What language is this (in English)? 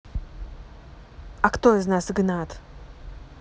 Russian